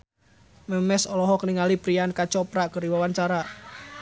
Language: Sundanese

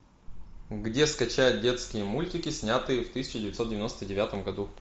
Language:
Russian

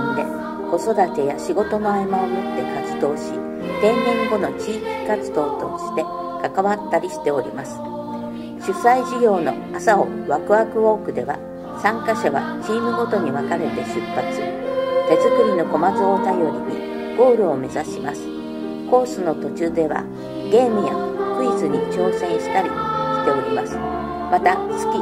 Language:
Japanese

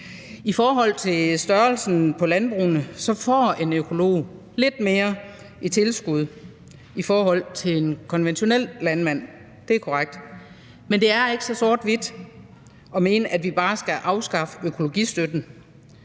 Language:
Danish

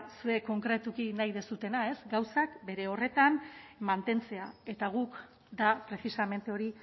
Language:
Basque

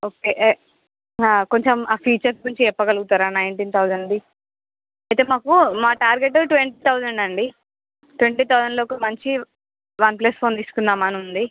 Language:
Telugu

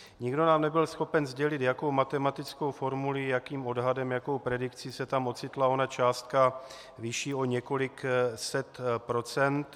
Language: Czech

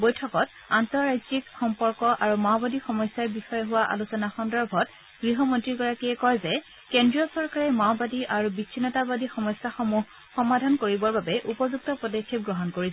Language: Assamese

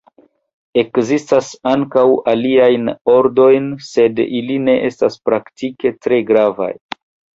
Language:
Esperanto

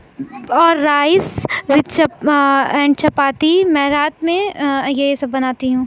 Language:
Urdu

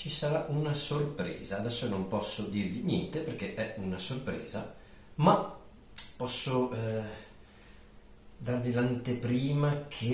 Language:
Italian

